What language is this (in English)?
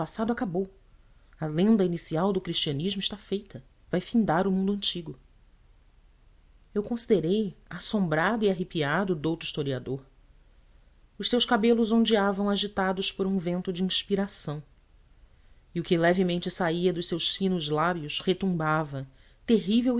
Portuguese